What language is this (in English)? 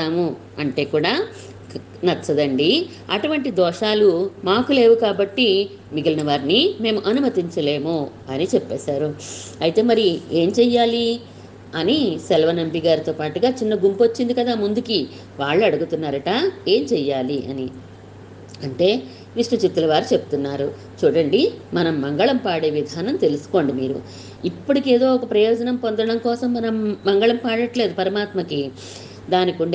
Telugu